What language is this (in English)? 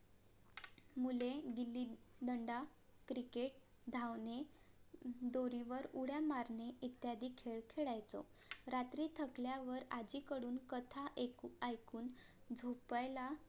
Marathi